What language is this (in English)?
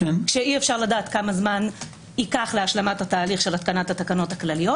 Hebrew